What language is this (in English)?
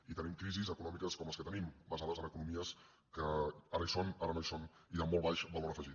Catalan